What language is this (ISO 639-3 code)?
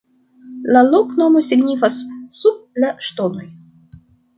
epo